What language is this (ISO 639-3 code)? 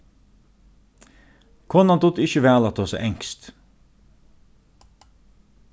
fao